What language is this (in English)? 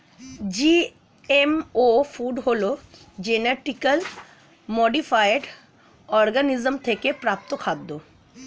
Bangla